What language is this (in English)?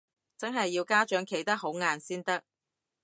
Cantonese